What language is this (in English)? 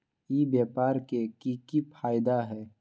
Magahi